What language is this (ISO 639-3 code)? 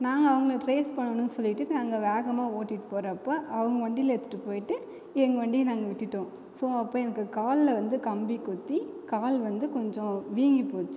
tam